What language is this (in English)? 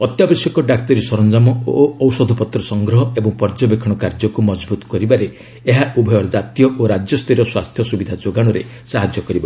Odia